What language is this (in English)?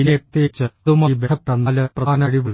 Malayalam